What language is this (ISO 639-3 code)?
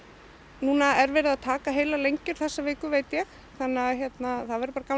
isl